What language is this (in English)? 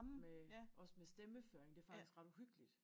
Danish